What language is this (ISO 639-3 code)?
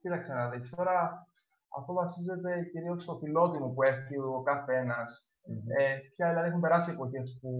ell